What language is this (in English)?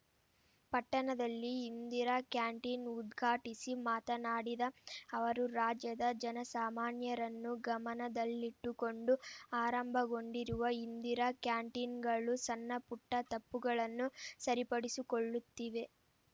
Kannada